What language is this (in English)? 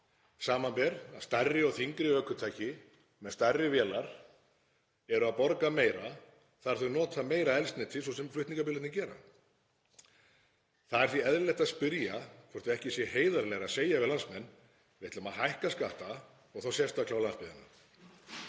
Icelandic